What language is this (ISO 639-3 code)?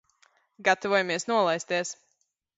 lav